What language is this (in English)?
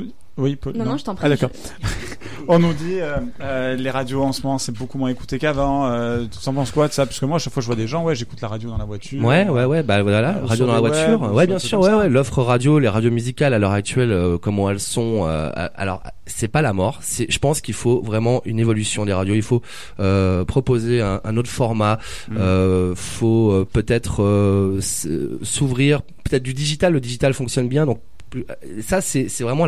French